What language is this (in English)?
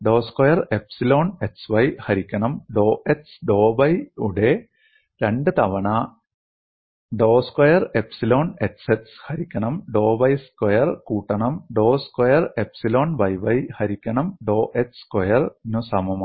Malayalam